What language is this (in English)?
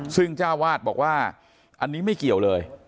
Thai